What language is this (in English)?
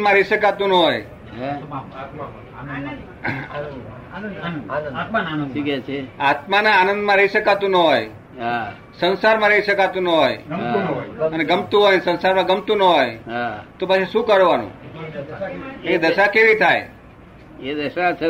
Gujarati